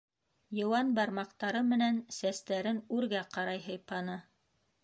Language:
Bashkir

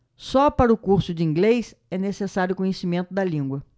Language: Portuguese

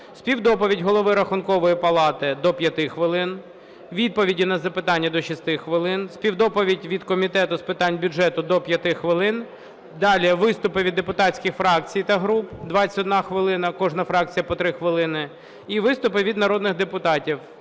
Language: Ukrainian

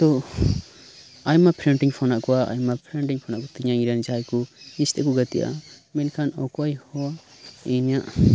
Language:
Santali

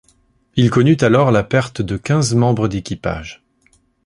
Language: French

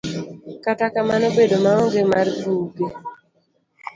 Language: Luo (Kenya and Tanzania)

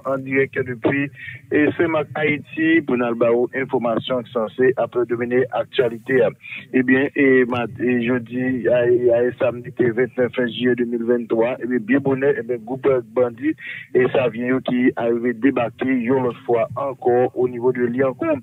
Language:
French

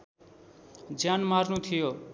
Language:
Nepali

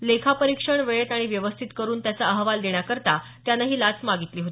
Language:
Marathi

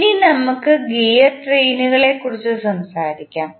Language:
Malayalam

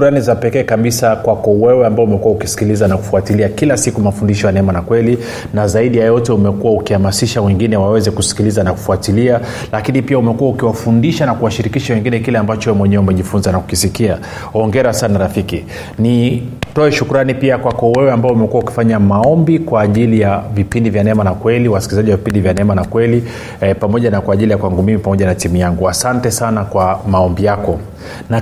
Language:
Swahili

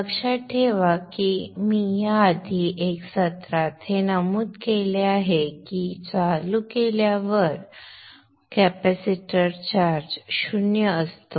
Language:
Marathi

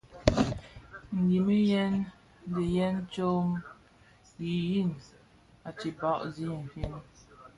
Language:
Bafia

